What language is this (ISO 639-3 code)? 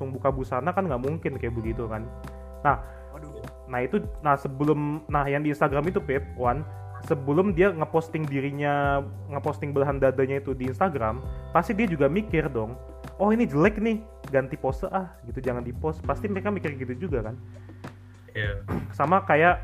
ind